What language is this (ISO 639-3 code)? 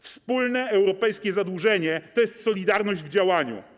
pol